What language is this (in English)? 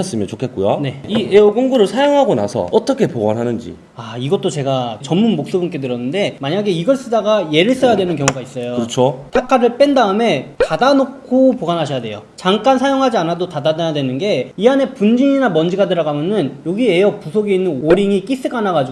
Korean